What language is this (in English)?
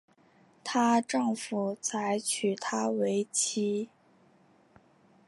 Chinese